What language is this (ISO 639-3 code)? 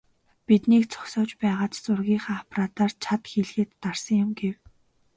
mon